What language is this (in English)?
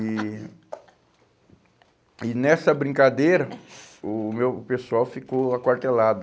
Portuguese